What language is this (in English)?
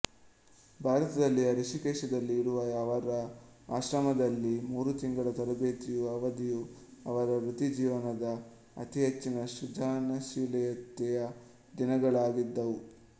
Kannada